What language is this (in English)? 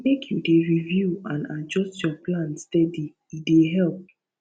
Nigerian Pidgin